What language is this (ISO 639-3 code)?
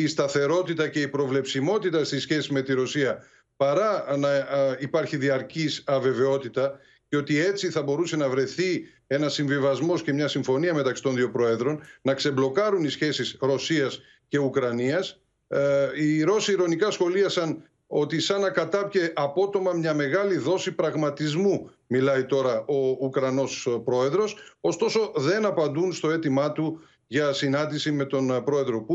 ell